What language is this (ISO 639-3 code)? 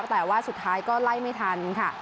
tha